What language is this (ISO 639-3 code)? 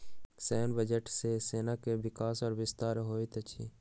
mai